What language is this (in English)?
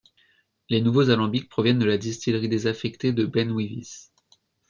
French